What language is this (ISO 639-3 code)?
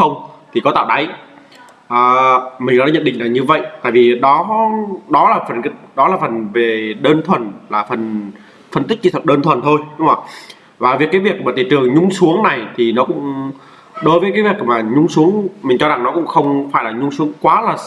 vie